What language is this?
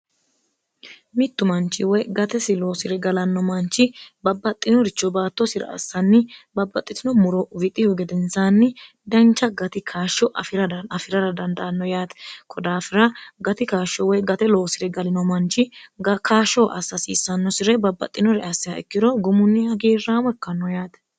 Sidamo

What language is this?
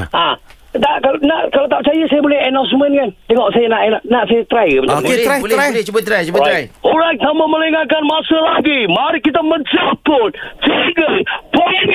Malay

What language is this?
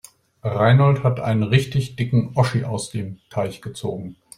German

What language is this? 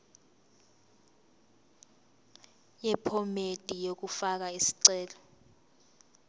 Zulu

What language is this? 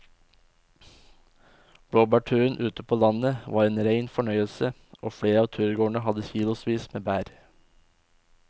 Norwegian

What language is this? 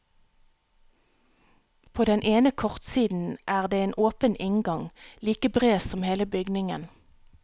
Norwegian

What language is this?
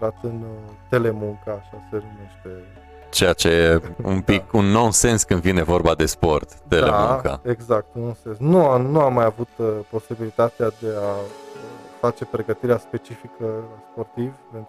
Romanian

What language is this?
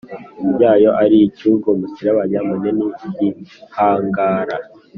Kinyarwanda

